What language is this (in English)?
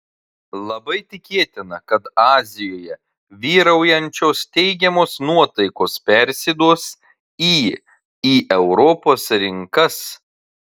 Lithuanian